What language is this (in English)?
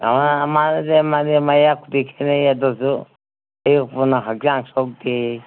Manipuri